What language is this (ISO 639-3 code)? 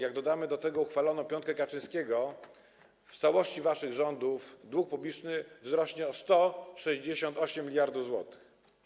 pol